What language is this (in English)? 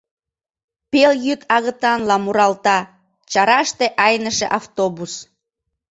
Mari